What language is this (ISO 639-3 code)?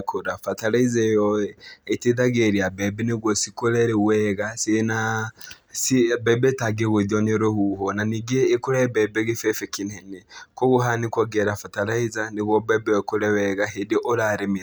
kik